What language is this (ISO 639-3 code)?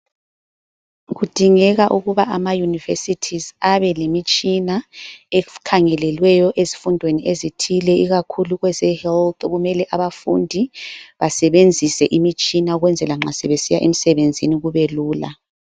nde